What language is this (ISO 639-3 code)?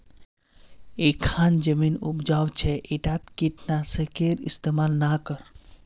mag